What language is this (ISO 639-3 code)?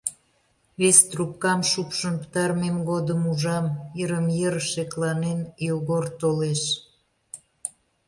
chm